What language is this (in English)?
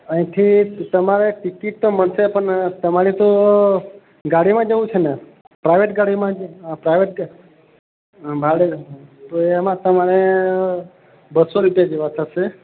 Gujarati